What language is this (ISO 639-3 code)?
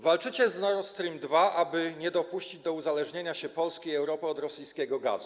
pol